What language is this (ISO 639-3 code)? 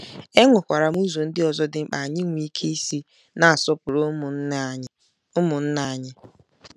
ibo